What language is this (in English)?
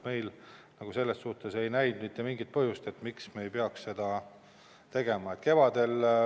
Estonian